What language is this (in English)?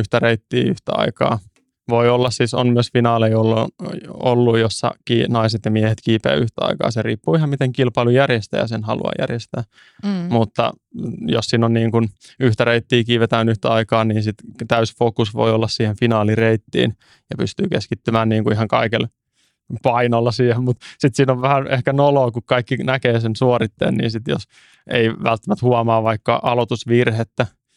Finnish